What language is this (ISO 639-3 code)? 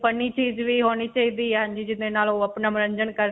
pan